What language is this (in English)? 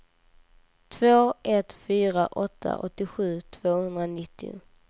Swedish